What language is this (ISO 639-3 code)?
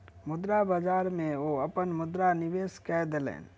mai